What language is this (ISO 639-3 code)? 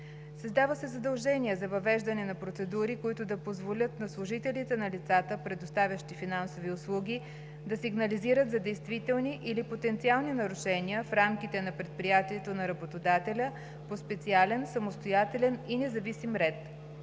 bul